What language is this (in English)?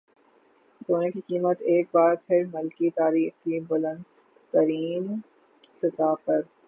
Urdu